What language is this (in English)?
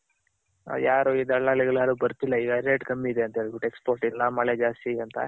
Kannada